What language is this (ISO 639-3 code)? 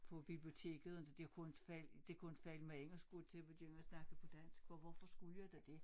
dan